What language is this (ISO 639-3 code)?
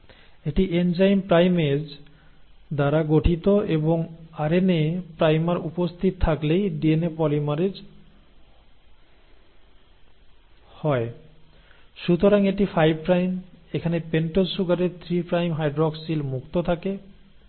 ben